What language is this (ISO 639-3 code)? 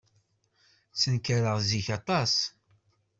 kab